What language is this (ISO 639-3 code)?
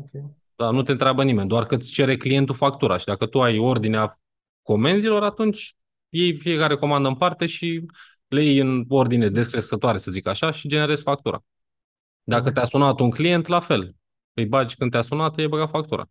ron